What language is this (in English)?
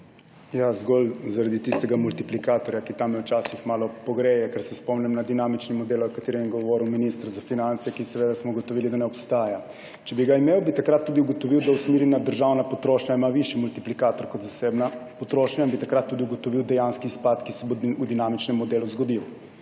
Slovenian